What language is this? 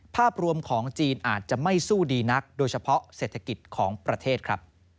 Thai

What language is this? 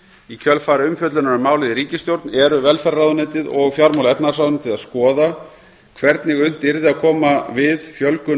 Icelandic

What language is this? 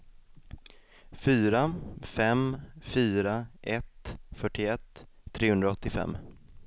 Swedish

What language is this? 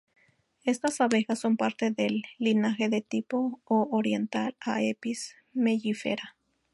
Spanish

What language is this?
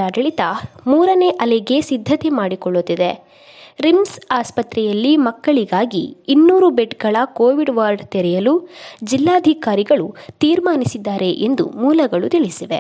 Kannada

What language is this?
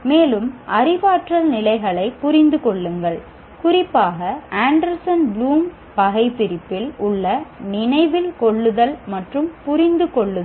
Tamil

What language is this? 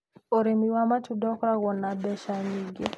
Kikuyu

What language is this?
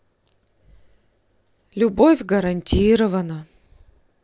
Russian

